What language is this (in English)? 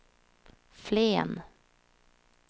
Swedish